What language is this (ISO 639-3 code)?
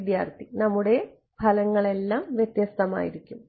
mal